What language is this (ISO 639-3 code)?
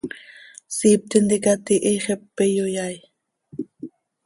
sei